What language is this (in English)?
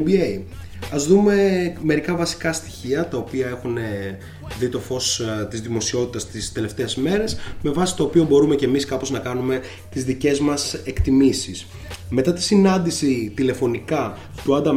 Greek